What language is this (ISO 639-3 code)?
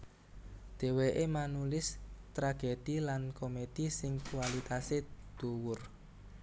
jav